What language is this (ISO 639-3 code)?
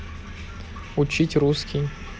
rus